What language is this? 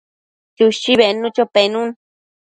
Matsés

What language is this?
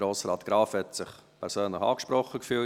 Swiss German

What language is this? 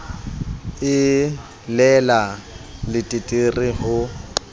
Southern Sotho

